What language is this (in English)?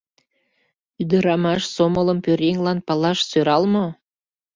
Mari